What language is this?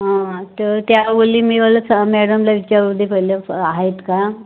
Marathi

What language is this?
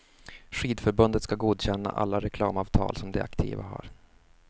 Swedish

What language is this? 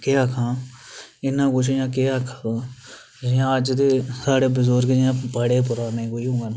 Dogri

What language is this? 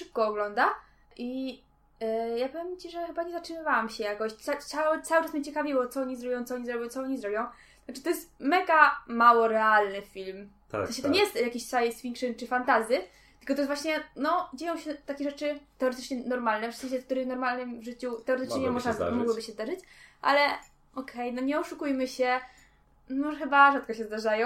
Polish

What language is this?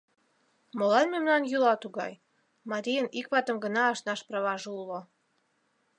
Mari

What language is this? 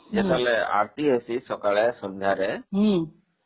Odia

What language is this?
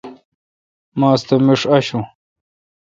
Kalkoti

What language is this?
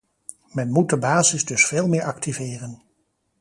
Dutch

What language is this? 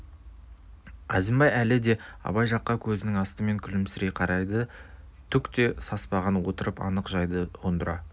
Kazakh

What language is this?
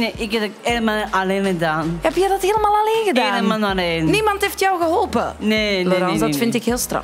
Dutch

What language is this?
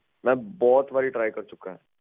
Punjabi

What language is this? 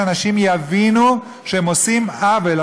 Hebrew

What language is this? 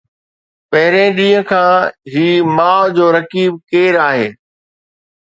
Sindhi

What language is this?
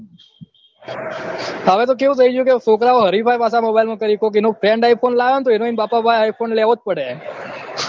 Gujarati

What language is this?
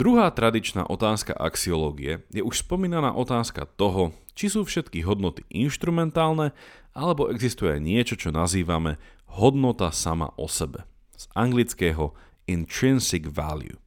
Slovak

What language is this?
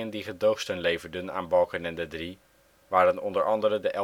Dutch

